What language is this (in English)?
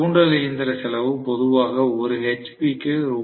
Tamil